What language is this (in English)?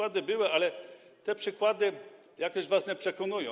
Polish